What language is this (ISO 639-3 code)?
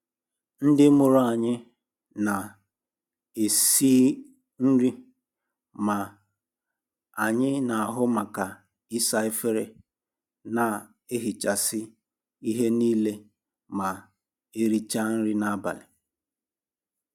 ibo